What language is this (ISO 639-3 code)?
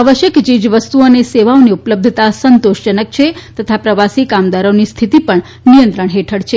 guj